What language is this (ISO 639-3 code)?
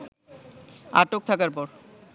ben